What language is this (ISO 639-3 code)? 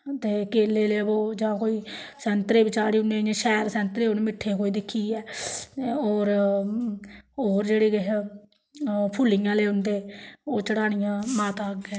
doi